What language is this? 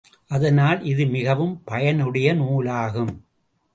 Tamil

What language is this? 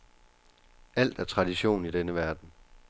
Danish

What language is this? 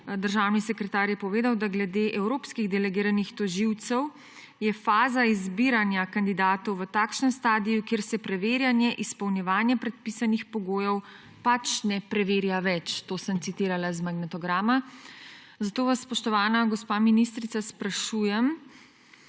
Slovenian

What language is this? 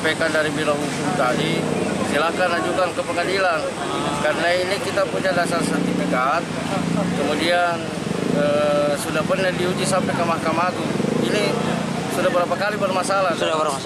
Indonesian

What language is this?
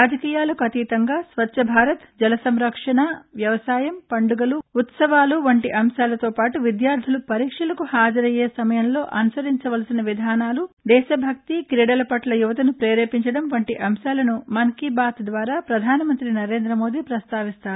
Telugu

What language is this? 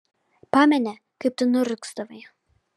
Lithuanian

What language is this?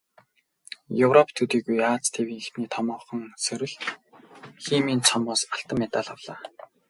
Mongolian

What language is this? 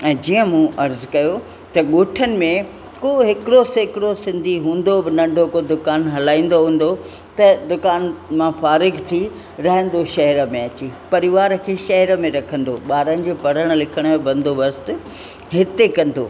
Sindhi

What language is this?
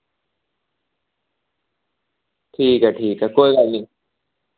Dogri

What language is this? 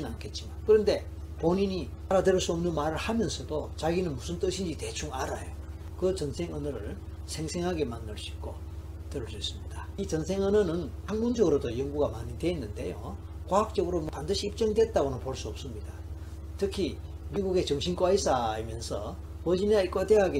Korean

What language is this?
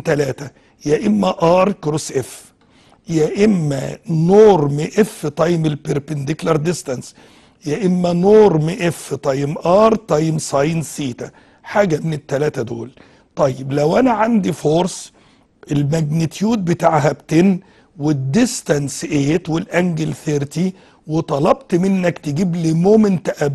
Arabic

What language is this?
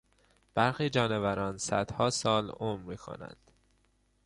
Persian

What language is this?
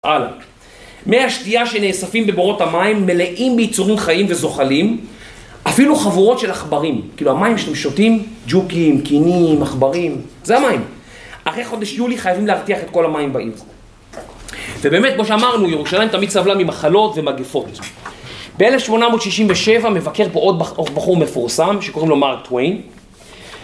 Hebrew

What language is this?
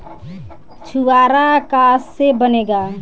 Bhojpuri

